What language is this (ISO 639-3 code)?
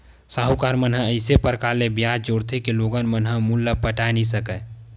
hne